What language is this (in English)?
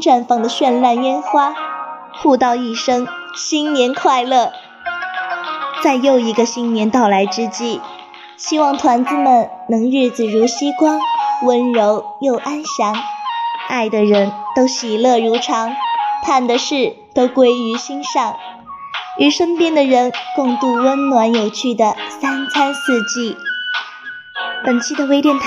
Chinese